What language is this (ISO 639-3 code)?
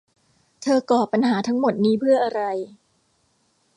tha